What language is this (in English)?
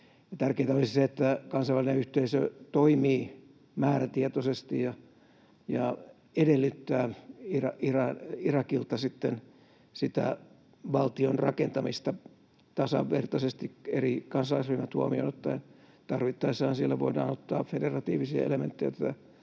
Finnish